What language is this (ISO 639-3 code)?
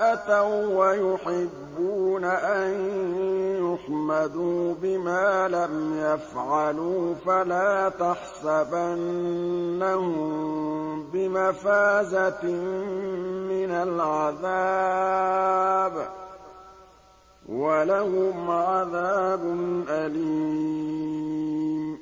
ara